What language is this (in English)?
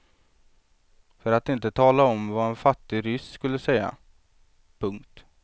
Swedish